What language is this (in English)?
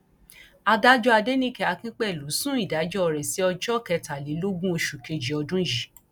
Yoruba